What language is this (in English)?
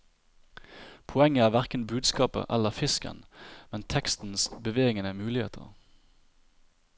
Norwegian